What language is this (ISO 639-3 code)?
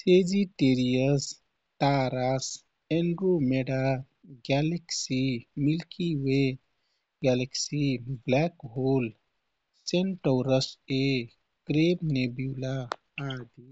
tkt